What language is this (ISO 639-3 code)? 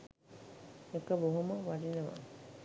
sin